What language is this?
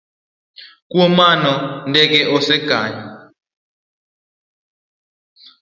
Luo (Kenya and Tanzania)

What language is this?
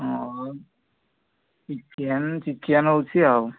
Odia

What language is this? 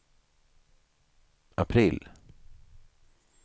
Swedish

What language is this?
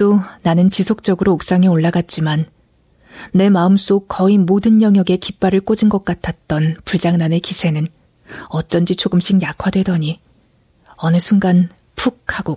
Korean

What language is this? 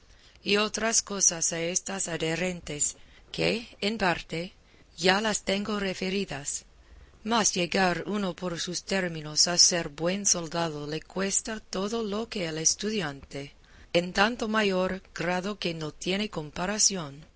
Spanish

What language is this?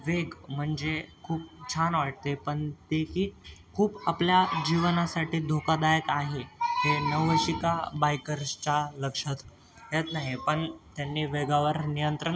Marathi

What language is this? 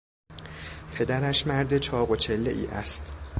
Persian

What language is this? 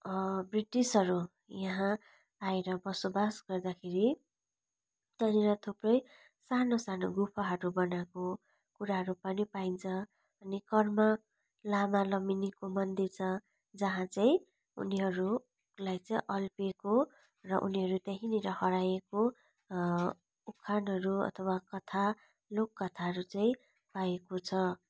Nepali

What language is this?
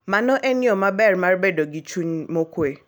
Luo (Kenya and Tanzania)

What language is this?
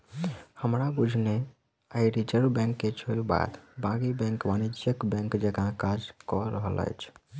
Maithili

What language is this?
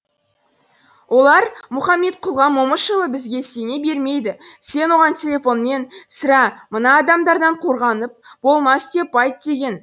Kazakh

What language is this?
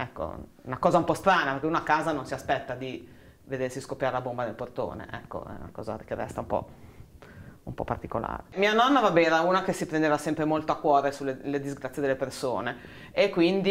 Italian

